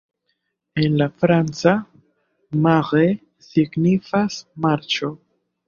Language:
Esperanto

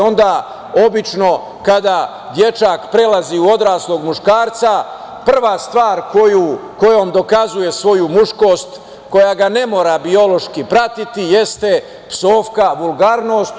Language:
Serbian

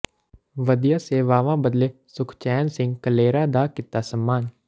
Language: Punjabi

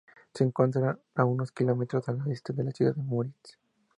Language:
Spanish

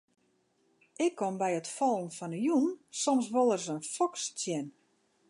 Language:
Western Frisian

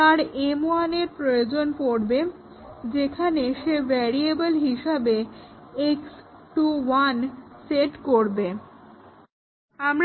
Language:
Bangla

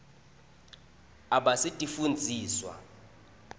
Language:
Swati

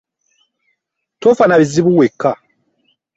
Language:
Ganda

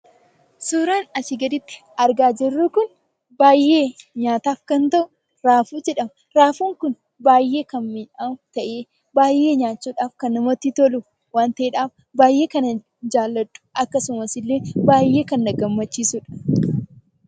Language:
Oromo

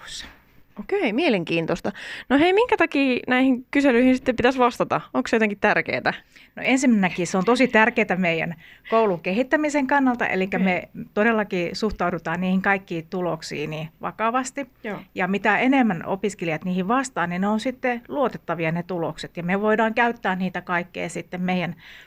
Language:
Finnish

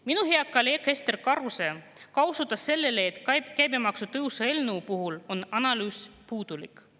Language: Estonian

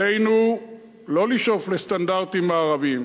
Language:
Hebrew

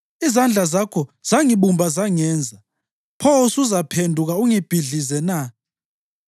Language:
North Ndebele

